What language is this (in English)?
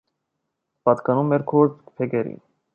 Armenian